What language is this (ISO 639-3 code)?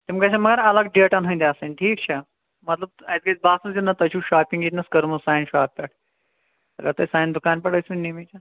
kas